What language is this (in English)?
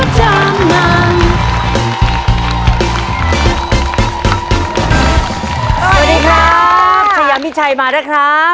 Thai